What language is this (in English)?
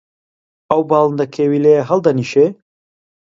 Central Kurdish